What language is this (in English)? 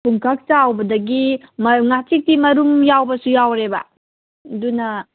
Manipuri